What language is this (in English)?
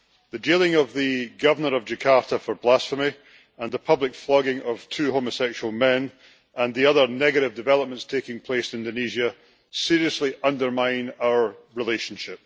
English